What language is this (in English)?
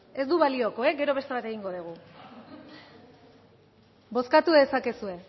Basque